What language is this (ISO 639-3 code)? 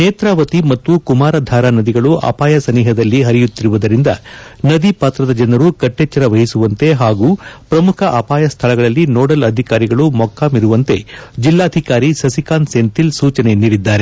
kan